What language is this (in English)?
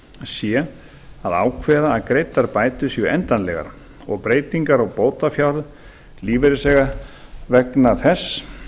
Icelandic